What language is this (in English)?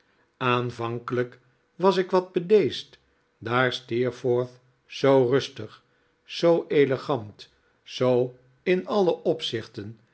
Dutch